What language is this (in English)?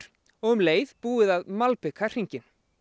Icelandic